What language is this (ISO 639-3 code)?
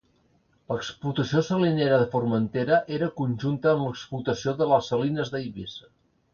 cat